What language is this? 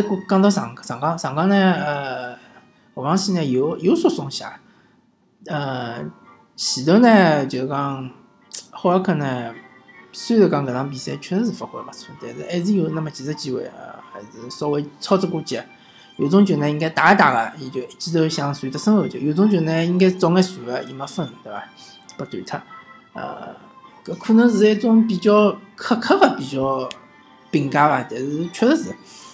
Chinese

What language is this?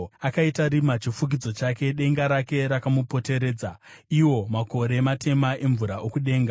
Shona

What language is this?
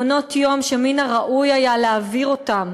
Hebrew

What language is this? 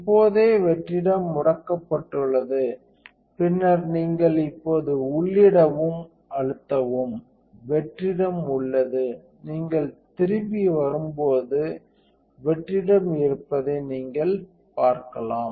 Tamil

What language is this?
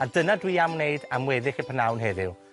Welsh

